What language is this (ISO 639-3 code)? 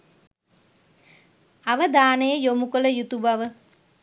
sin